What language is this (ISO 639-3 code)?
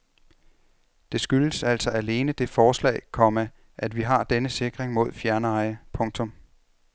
dan